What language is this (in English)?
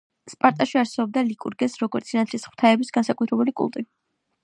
Georgian